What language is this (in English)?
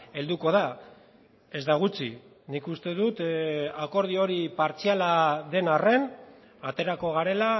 Basque